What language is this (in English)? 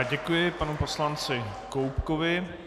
Czech